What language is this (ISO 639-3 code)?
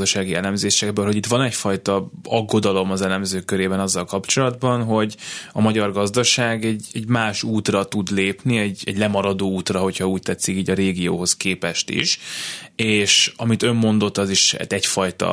hun